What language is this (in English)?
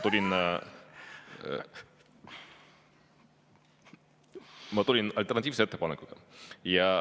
Estonian